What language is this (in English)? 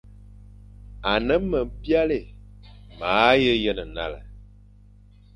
Fang